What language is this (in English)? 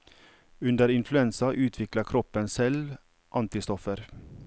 Norwegian